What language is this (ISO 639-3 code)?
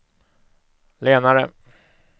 swe